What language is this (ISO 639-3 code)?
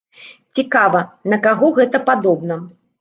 bel